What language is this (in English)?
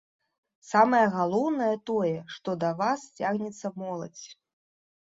Belarusian